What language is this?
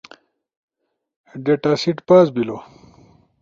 Ushojo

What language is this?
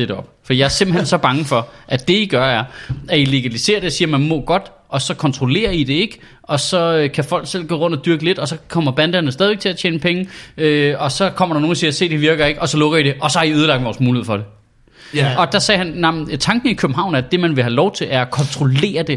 Danish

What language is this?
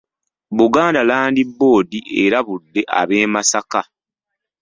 Ganda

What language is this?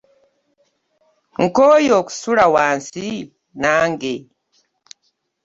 Ganda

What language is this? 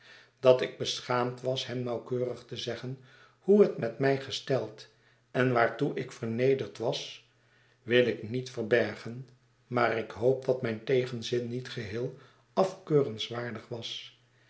Dutch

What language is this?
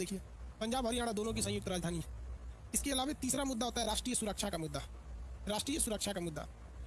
Hindi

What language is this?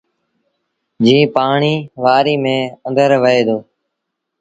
Sindhi Bhil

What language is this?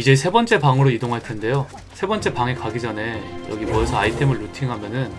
Korean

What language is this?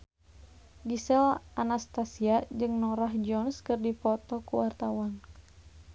Sundanese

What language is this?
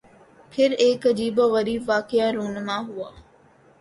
Urdu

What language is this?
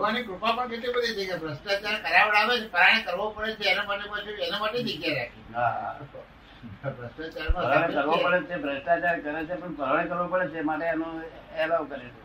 Gujarati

